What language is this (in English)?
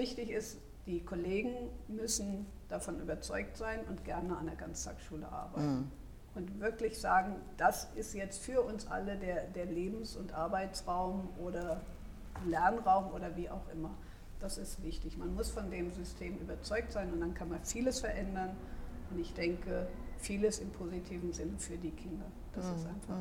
German